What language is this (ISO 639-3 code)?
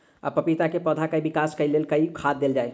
mai